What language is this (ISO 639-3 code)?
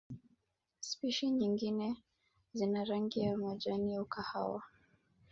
swa